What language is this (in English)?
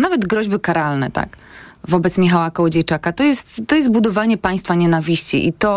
Polish